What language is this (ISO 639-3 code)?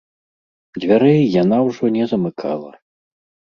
bel